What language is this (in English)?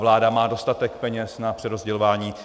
Czech